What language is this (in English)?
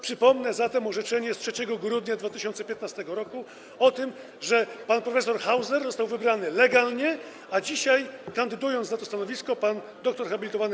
Polish